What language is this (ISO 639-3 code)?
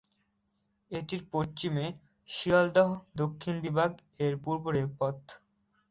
ben